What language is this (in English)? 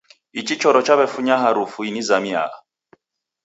Taita